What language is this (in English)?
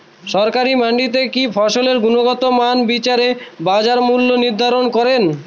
Bangla